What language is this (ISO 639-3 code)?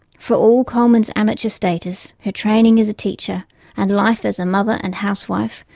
eng